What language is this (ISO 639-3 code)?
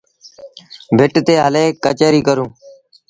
sbn